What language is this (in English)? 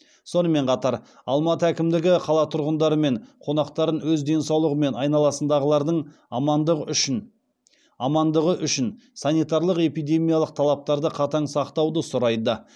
Kazakh